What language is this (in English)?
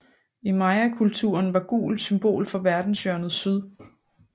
Danish